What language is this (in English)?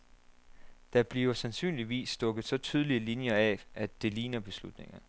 Danish